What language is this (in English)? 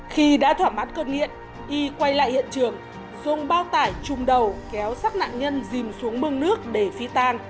Vietnamese